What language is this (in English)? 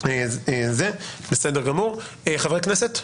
Hebrew